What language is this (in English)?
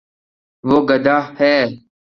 Urdu